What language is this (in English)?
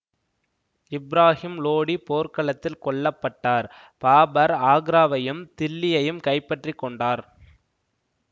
Tamil